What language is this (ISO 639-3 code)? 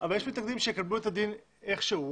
heb